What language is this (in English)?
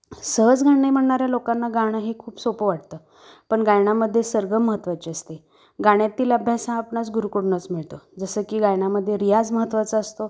Marathi